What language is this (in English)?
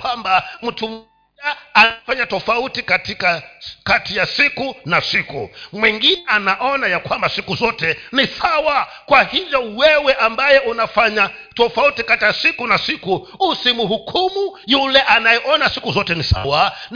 Swahili